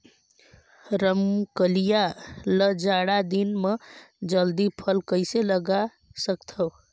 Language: Chhattisgarhi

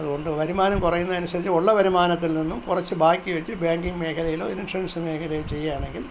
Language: Malayalam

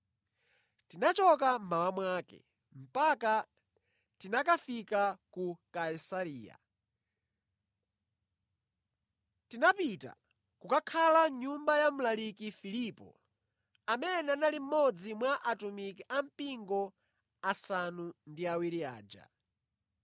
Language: Nyanja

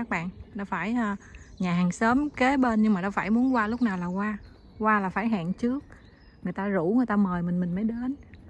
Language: Vietnamese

